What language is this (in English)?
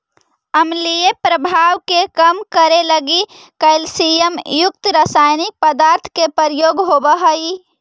Magahi